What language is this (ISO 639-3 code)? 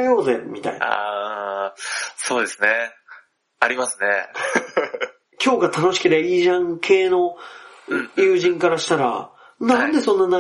jpn